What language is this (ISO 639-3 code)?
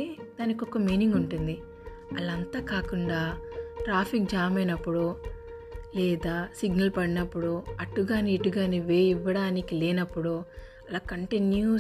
tel